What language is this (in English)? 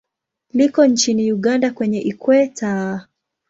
Swahili